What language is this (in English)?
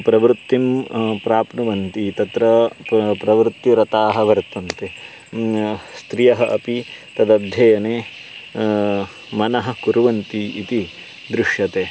Sanskrit